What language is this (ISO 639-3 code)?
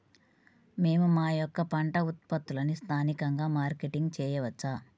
tel